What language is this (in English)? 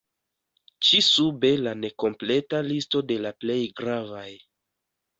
Esperanto